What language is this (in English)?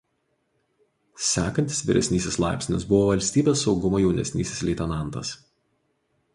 Lithuanian